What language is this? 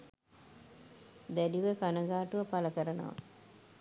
Sinhala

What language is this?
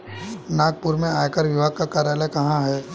Hindi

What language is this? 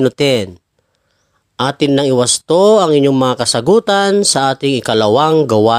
Filipino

